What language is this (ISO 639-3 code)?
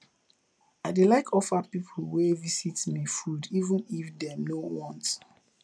pcm